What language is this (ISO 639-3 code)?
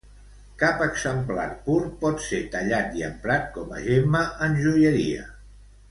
cat